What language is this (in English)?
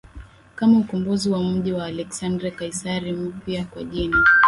Swahili